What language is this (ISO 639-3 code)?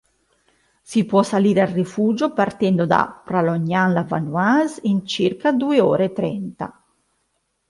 ita